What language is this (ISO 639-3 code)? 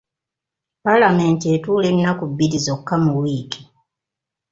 lug